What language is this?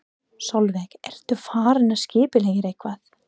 Icelandic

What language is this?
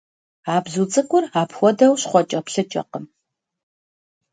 Kabardian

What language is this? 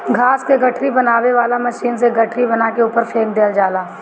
Bhojpuri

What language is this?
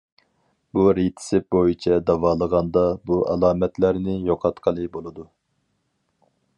Uyghur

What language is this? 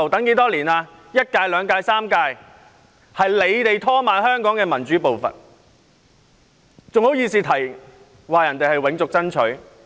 Cantonese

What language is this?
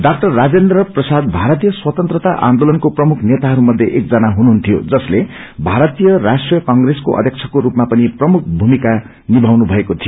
Nepali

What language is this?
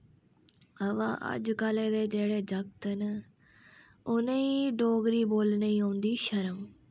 Dogri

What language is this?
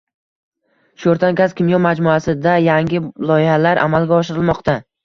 Uzbek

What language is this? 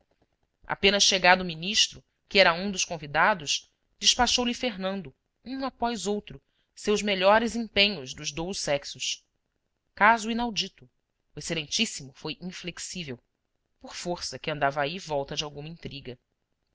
Portuguese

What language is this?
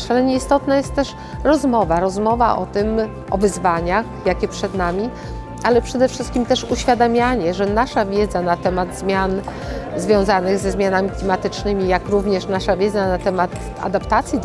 Polish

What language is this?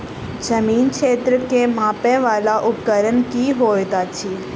Maithili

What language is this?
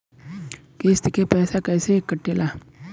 Bhojpuri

